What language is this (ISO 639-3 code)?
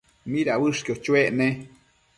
mcf